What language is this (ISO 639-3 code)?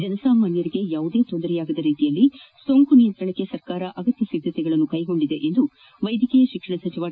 kan